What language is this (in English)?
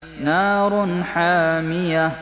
Arabic